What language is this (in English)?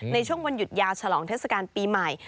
Thai